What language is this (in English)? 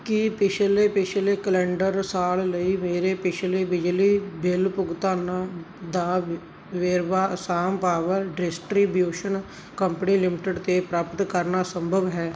Punjabi